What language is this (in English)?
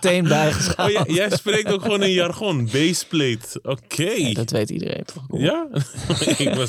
Dutch